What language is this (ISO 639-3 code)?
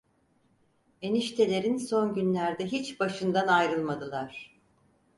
tur